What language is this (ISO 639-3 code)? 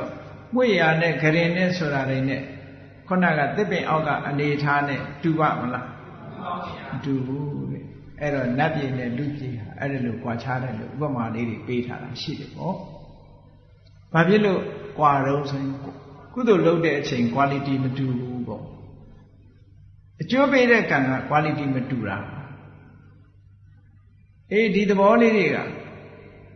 vie